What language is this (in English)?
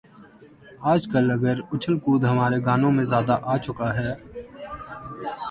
Urdu